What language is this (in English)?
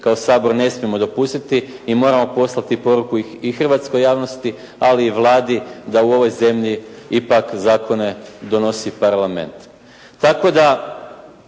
Croatian